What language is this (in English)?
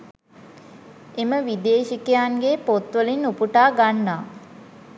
Sinhala